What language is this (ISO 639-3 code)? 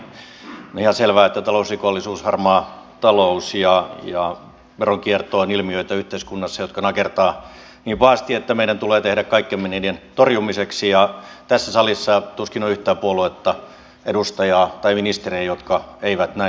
fin